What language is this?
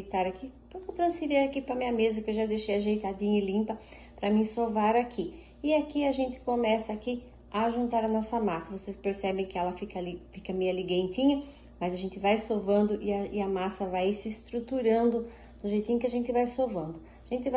Portuguese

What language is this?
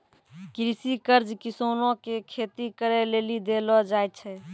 Maithili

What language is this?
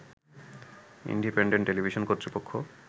Bangla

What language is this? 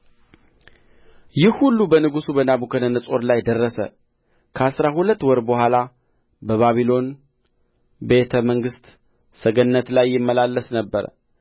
Amharic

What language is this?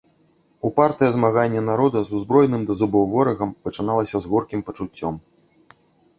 Belarusian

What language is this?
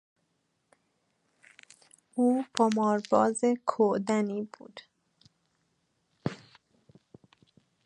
Persian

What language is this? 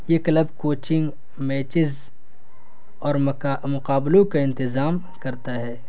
Urdu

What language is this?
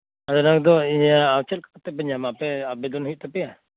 Santali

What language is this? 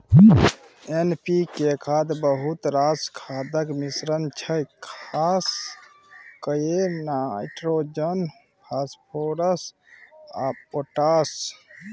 Maithili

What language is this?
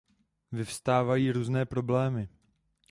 Czech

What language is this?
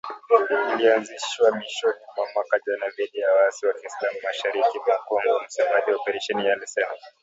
Swahili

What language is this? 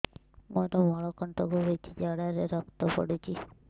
Odia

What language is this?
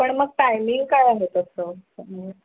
Marathi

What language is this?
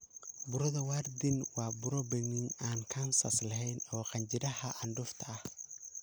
Somali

